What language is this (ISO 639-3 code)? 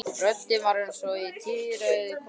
isl